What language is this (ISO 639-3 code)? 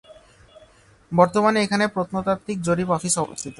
ben